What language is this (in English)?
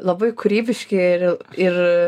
Lithuanian